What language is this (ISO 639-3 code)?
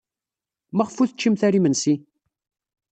kab